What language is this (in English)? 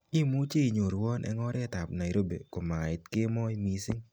Kalenjin